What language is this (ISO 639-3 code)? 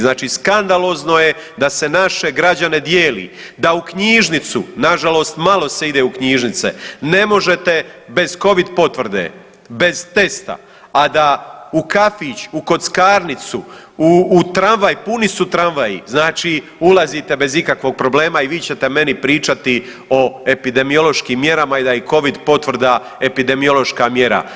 hrv